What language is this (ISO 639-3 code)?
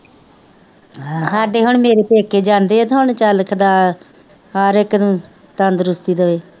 pan